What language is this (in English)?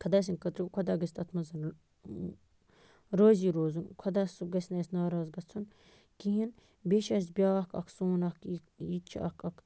Kashmiri